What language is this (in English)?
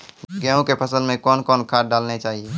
Maithili